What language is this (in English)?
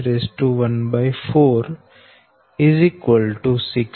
Gujarati